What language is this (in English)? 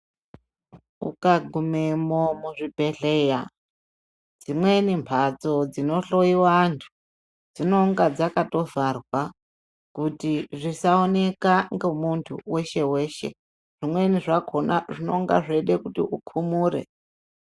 Ndau